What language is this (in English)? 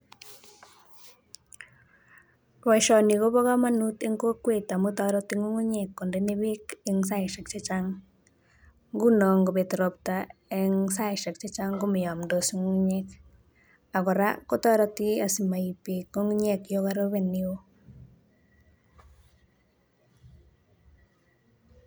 Kalenjin